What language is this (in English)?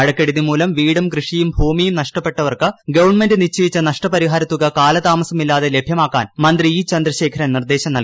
Malayalam